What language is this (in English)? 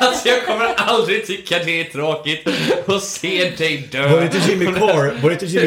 Swedish